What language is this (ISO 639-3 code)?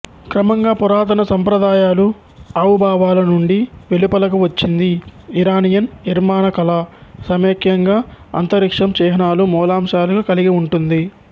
tel